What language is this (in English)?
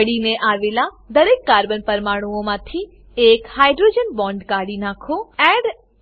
Gujarati